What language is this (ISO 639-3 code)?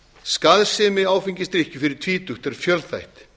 isl